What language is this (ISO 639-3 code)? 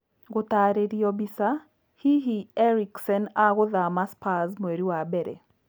kik